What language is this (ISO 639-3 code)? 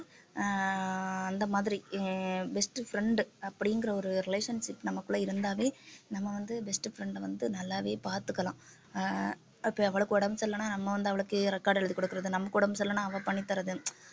tam